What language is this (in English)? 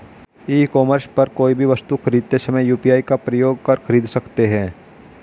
Hindi